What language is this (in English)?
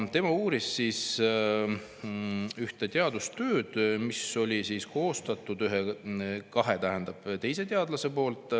Estonian